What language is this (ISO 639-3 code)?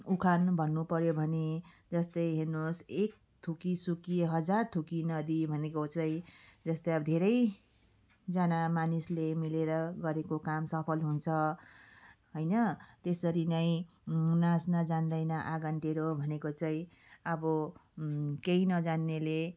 nep